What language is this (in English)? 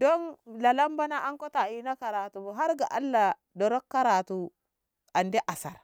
Ngamo